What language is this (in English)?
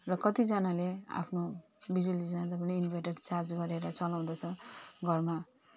Nepali